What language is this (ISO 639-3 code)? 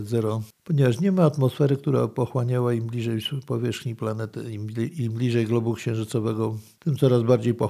pol